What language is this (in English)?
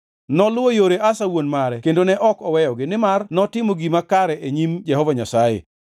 Luo (Kenya and Tanzania)